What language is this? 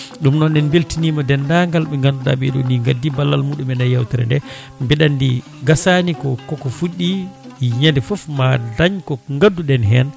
Fula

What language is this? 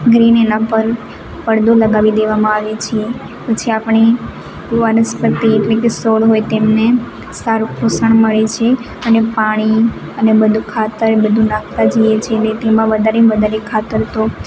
Gujarati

